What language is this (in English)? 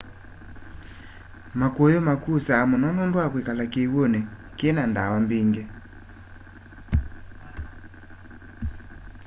Kamba